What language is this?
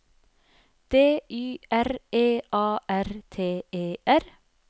Norwegian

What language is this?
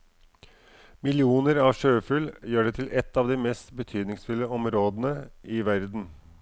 Norwegian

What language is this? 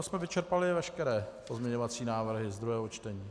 Czech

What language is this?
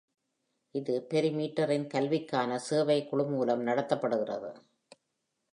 Tamil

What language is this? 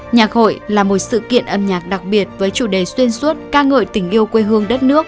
Vietnamese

